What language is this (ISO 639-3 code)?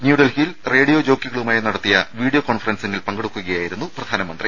mal